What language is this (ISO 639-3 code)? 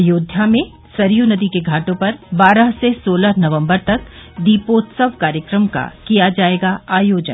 hin